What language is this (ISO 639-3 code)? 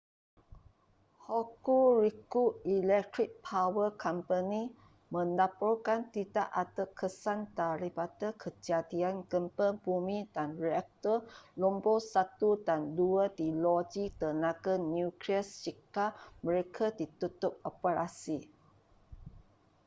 msa